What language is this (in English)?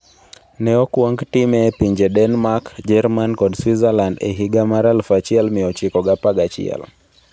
Luo (Kenya and Tanzania)